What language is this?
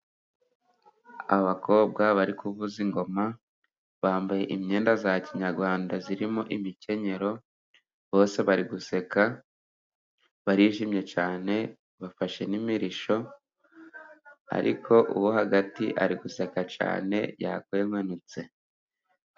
Kinyarwanda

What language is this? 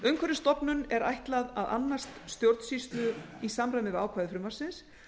Icelandic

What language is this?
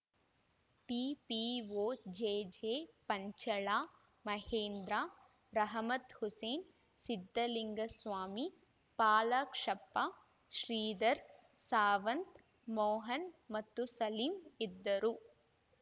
Kannada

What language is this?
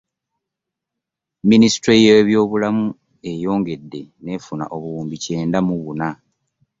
Ganda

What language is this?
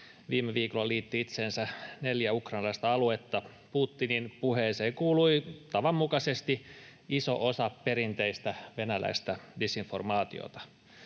Finnish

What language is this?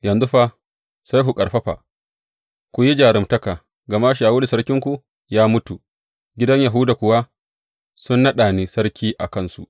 Hausa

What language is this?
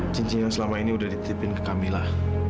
Indonesian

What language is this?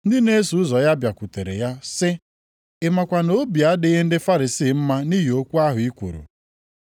Igbo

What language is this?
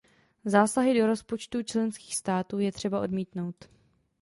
Czech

